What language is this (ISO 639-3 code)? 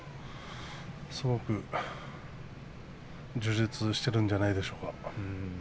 jpn